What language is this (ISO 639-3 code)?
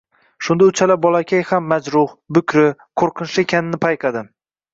uzb